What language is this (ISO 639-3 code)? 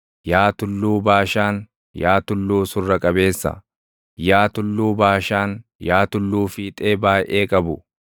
orm